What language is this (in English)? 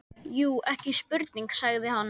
Icelandic